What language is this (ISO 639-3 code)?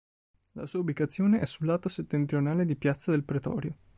ita